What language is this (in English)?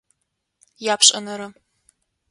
Adyghe